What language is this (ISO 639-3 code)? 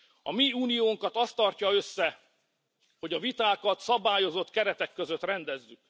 hun